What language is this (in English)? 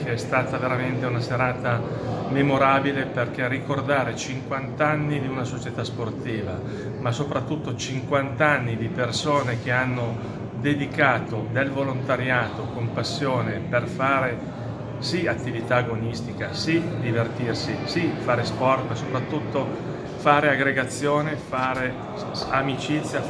Italian